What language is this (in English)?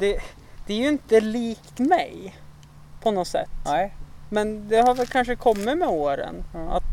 Swedish